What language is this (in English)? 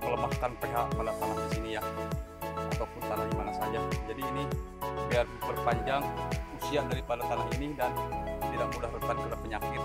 Indonesian